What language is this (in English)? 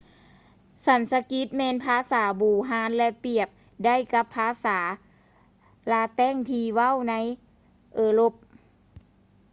Lao